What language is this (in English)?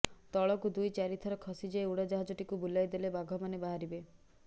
Odia